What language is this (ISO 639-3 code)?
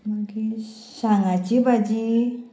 kok